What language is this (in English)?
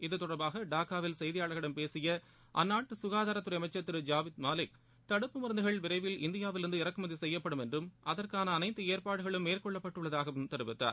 Tamil